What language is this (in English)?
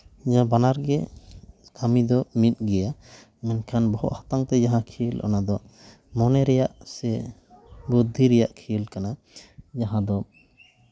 Santali